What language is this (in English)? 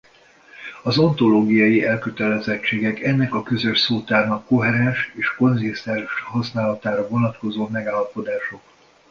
Hungarian